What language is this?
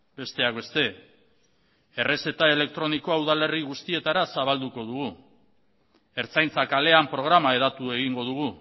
Basque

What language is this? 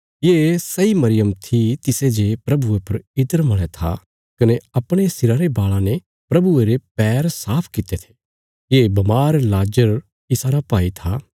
Bilaspuri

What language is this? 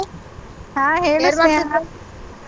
Kannada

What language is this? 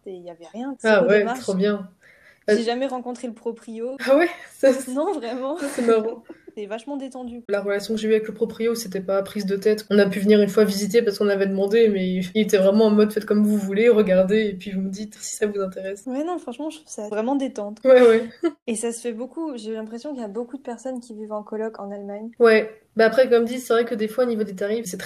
French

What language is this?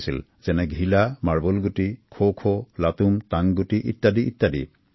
Assamese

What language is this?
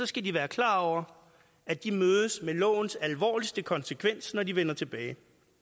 Danish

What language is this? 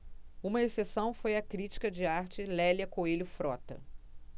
Portuguese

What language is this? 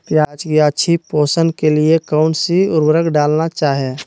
Magahi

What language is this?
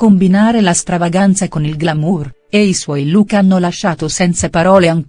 Italian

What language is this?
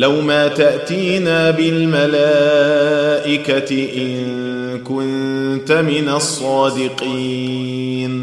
Arabic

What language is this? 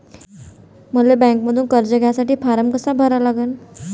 Marathi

